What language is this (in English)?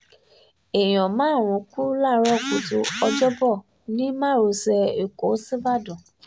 Yoruba